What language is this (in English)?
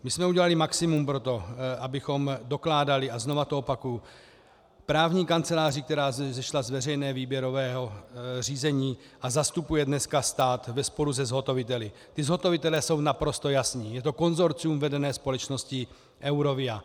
Czech